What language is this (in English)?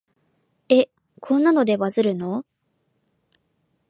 Japanese